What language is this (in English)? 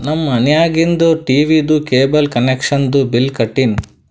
Kannada